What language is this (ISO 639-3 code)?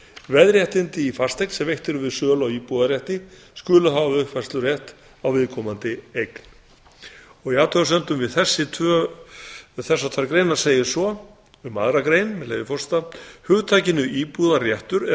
isl